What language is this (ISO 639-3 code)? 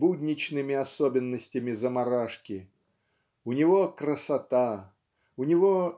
rus